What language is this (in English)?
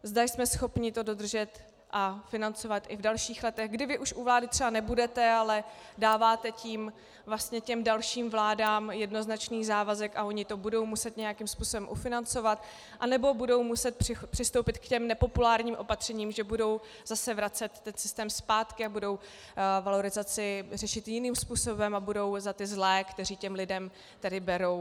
Czech